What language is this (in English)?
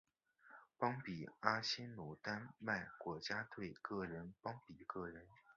Chinese